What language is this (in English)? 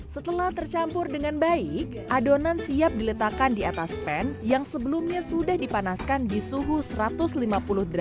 Indonesian